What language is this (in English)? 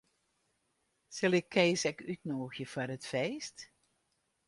Western Frisian